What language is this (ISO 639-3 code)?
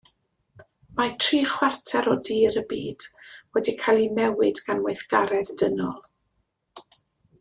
cym